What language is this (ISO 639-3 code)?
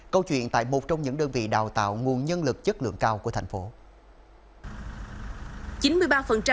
vie